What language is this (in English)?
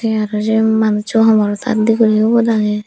Chakma